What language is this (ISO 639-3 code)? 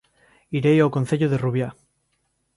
glg